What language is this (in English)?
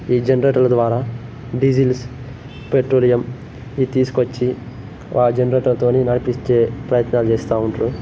Telugu